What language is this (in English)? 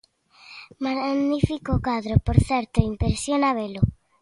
Galician